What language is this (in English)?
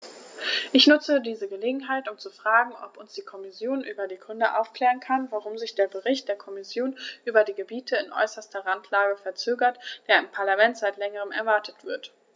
German